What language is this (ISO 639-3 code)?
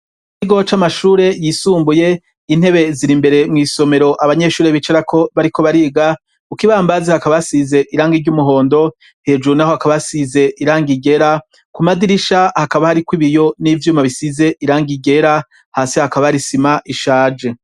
run